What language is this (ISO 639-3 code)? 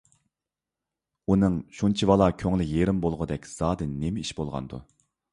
uig